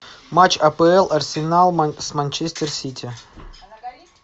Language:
Russian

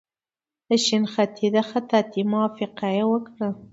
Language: Pashto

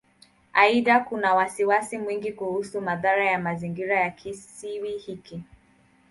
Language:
Swahili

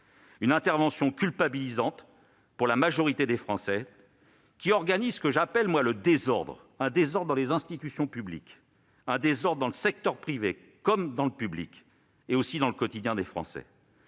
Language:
French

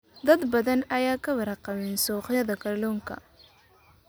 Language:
Somali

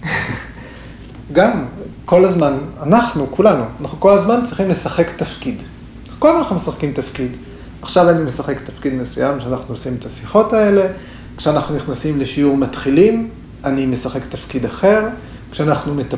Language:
Hebrew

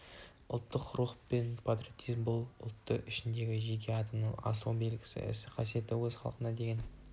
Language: Kazakh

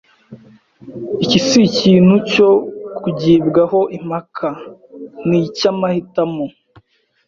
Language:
Kinyarwanda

